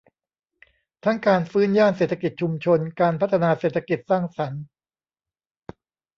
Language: Thai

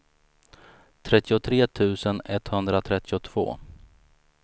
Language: Swedish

